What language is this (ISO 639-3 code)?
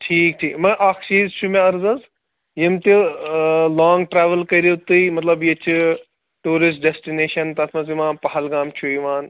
kas